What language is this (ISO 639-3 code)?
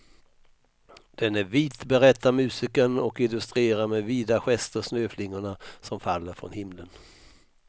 swe